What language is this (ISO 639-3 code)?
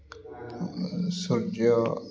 ori